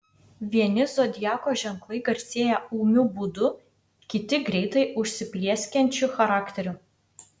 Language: Lithuanian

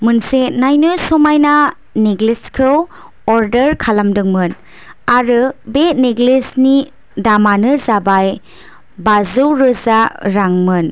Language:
Bodo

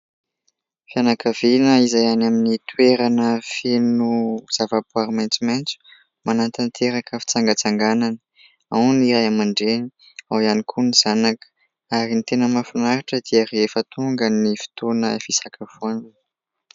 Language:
Malagasy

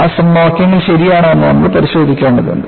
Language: Malayalam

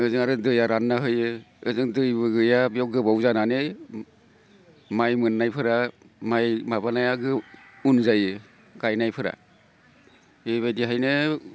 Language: Bodo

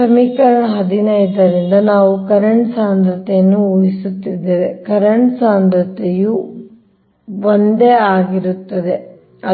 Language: Kannada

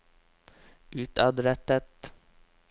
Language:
Norwegian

